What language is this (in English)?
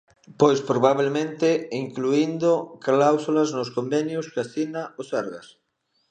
Galician